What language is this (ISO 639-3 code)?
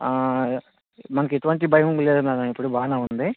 tel